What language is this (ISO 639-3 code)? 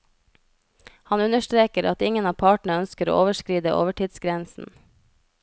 nor